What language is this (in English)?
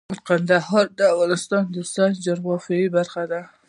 Pashto